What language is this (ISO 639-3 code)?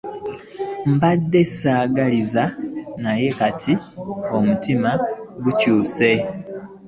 lug